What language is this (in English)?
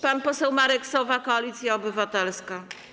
Polish